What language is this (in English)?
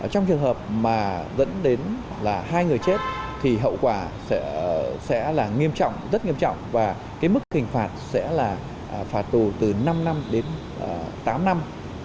Vietnamese